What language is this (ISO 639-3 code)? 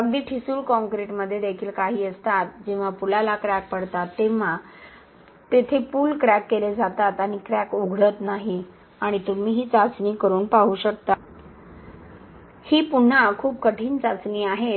mar